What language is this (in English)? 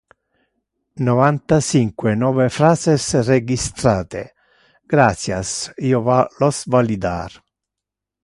Interlingua